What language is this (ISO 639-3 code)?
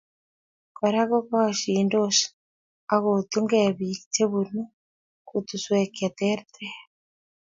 kln